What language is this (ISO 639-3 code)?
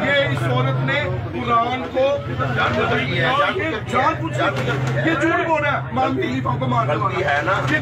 ara